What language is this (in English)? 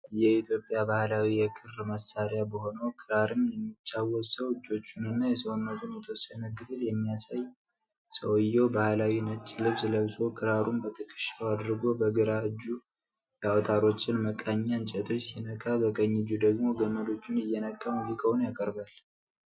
Amharic